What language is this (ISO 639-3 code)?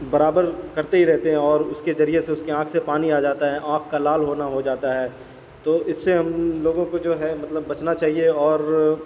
urd